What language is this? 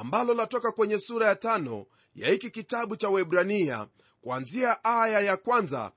Swahili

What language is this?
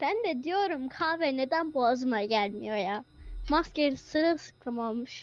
Turkish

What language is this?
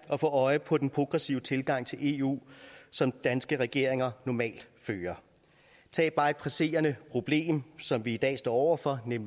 Danish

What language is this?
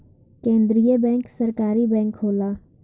Bhojpuri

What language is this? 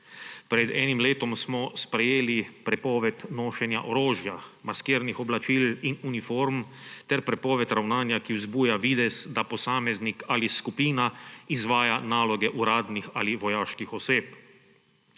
Slovenian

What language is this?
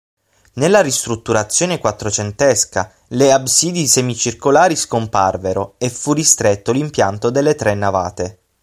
Italian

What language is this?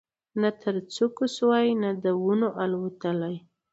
Pashto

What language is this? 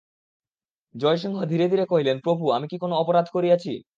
Bangla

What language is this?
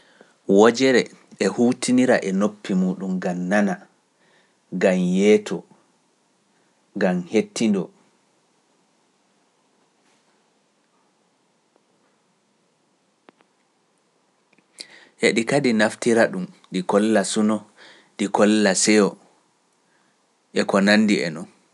Pular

